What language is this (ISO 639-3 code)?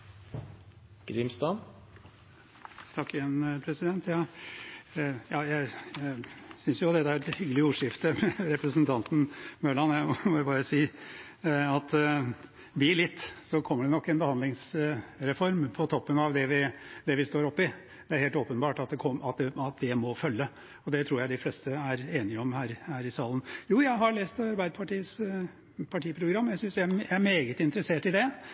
nob